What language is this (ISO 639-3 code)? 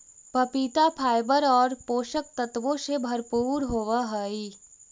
mag